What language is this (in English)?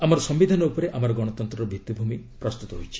Odia